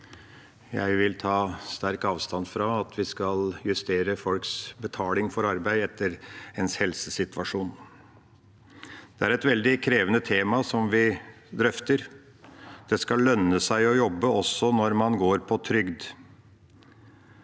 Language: Norwegian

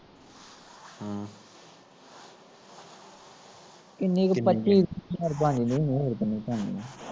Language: Punjabi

